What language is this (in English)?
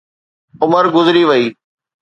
Sindhi